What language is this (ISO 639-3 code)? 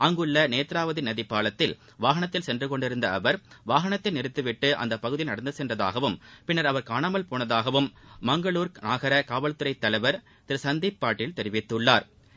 tam